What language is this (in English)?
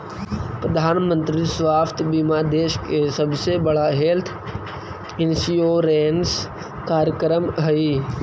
Magahi